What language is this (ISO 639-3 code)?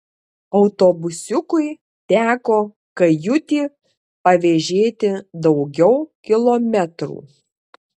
lit